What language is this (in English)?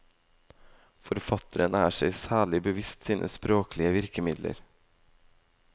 Norwegian